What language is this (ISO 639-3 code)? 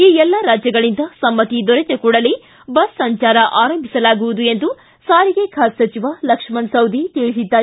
kan